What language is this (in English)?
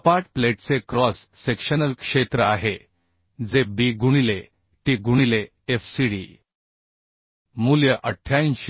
Marathi